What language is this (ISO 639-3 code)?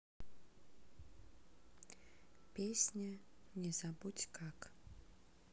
rus